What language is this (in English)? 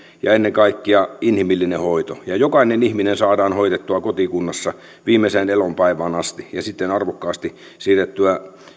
Finnish